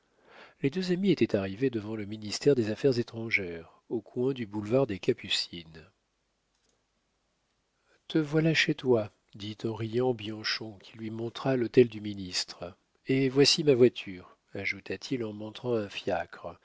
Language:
French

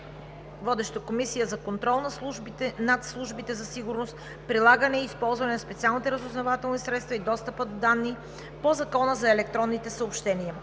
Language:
Bulgarian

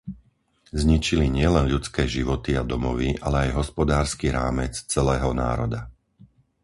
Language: Slovak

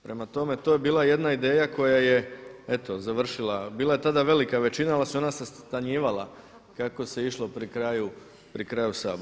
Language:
Croatian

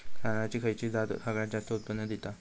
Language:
Marathi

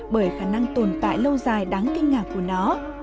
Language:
Vietnamese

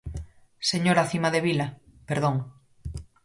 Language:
Galician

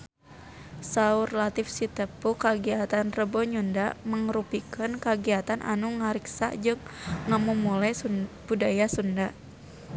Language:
Sundanese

